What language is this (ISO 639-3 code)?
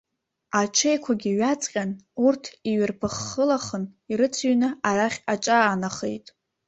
abk